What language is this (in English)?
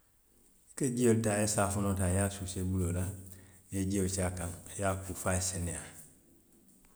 Western Maninkakan